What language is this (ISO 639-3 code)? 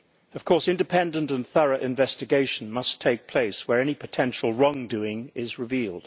eng